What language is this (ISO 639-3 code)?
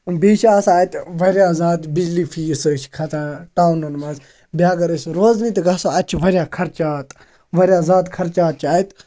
kas